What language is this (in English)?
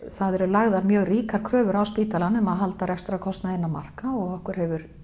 Icelandic